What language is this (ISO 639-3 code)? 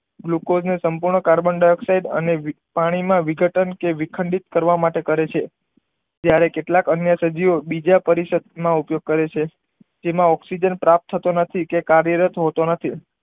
guj